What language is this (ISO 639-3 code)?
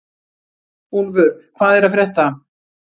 isl